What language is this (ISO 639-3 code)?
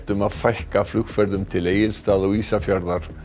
isl